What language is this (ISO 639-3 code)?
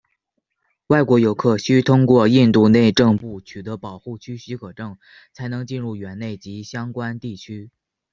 zho